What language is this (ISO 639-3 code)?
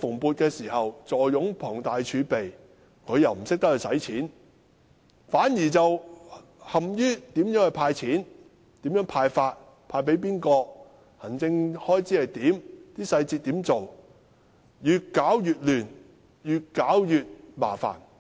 yue